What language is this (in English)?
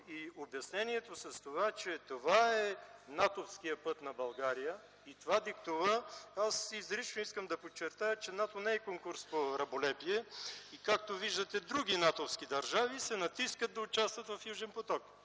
Bulgarian